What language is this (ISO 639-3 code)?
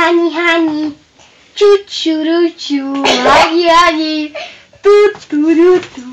ces